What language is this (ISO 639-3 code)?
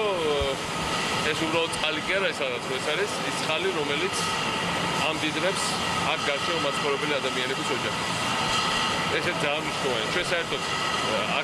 ron